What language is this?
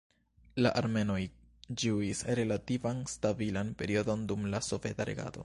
Esperanto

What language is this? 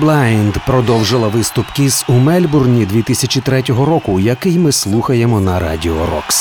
Ukrainian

